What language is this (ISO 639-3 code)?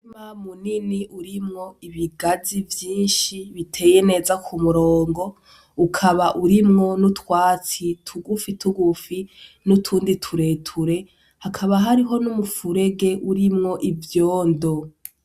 run